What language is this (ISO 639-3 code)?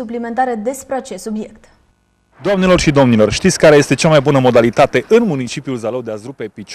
ron